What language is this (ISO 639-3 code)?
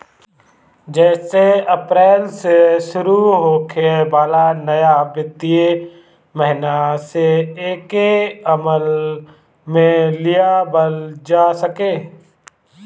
bho